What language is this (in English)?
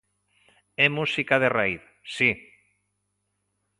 Galician